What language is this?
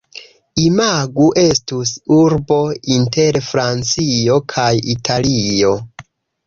Esperanto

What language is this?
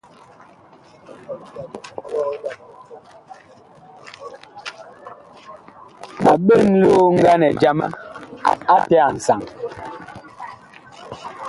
Bakoko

